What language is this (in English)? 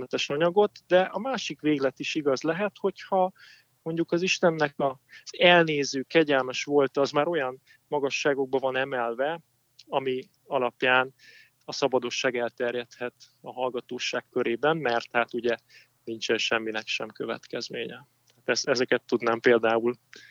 Hungarian